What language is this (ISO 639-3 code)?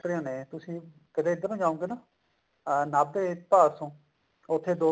pan